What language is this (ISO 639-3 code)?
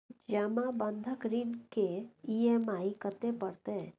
mai